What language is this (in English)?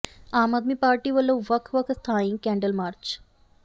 Punjabi